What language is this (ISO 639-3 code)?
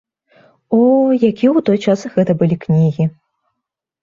bel